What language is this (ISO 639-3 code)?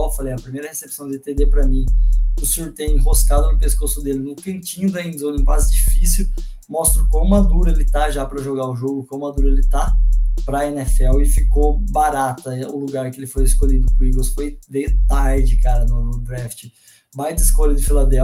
por